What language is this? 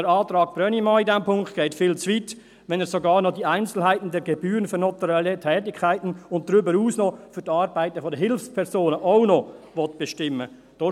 Swiss German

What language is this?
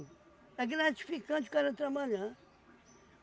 Portuguese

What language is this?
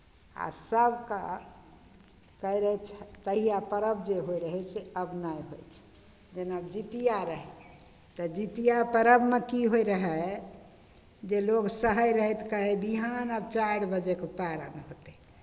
Maithili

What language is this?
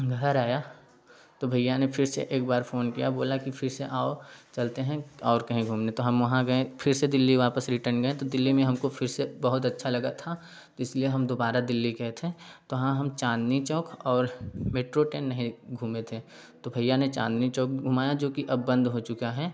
Hindi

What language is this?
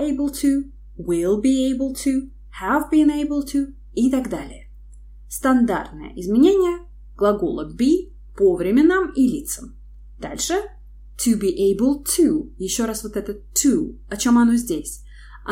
Russian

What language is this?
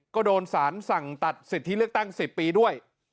Thai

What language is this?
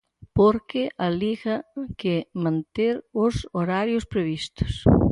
Galician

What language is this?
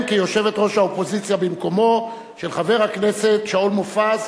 Hebrew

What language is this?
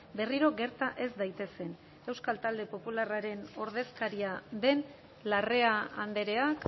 Basque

